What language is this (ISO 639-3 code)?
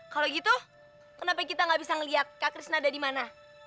ind